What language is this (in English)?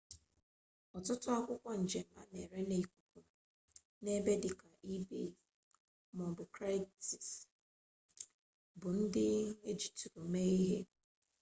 Igbo